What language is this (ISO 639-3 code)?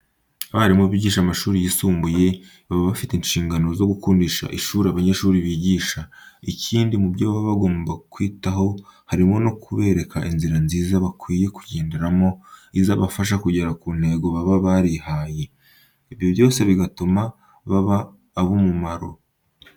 kin